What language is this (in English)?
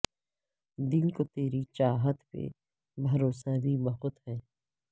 Urdu